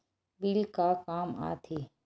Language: Chhattisgarhi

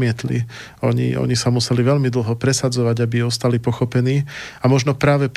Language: Slovak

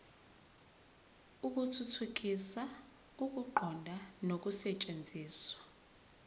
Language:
Zulu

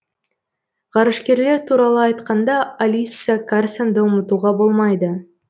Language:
Kazakh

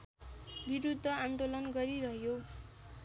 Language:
Nepali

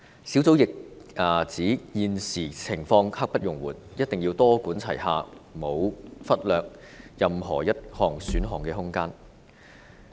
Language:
Cantonese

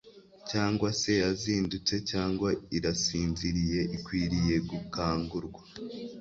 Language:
Kinyarwanda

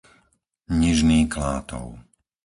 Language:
Slovak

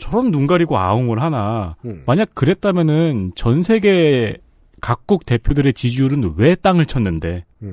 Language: Korean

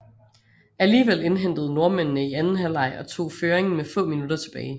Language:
Danish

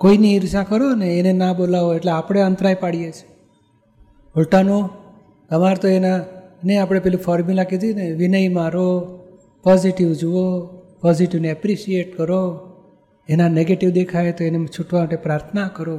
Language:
Gujarati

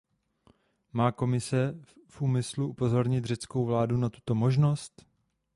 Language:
Czech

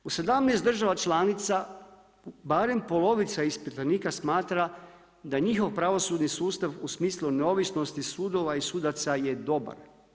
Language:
Croatian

